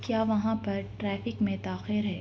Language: Urdu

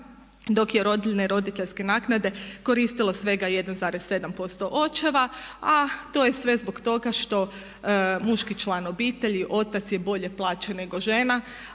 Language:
Croatian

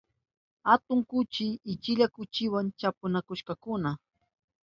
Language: Southern Pastaza Quechua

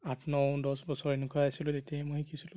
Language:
Assamese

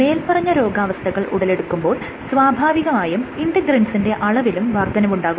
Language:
Malayalam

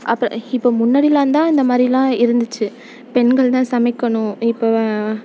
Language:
Tamil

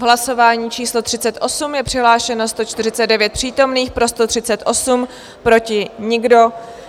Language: Czech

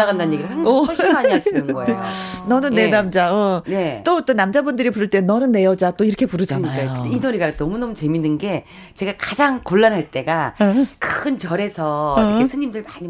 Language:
Korean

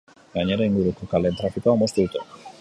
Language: Basque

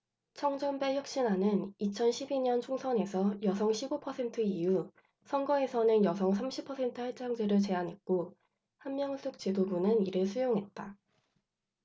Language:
Korean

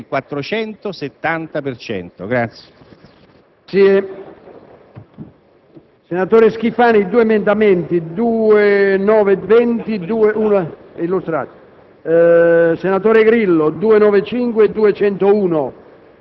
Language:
Italian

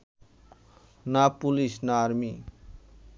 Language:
Bangla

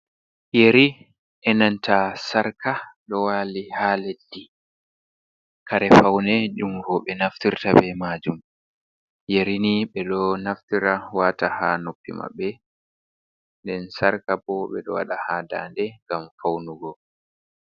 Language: Fula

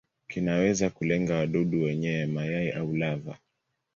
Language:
Swahili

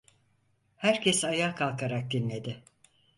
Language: Turkish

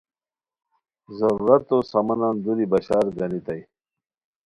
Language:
Khowar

